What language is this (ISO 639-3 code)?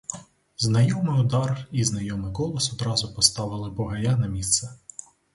ukr